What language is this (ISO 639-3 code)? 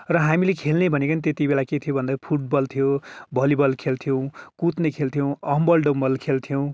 nep